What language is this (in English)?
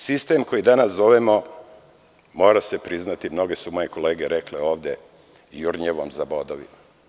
Serbian